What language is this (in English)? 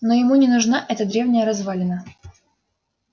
Russian